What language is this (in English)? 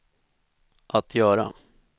Swedish